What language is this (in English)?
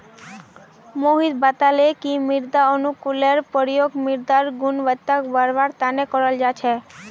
Magahi